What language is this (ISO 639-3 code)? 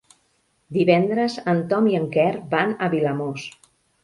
cat